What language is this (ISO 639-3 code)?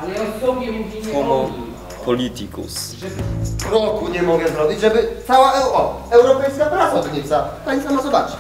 pol